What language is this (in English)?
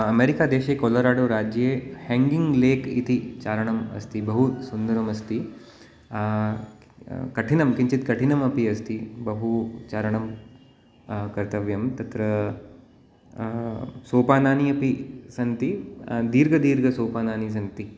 Sanskrit